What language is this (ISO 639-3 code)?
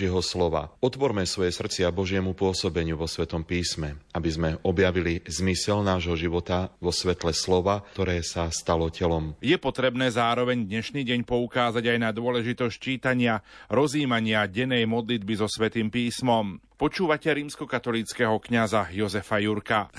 slk